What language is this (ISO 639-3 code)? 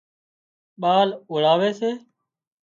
kxp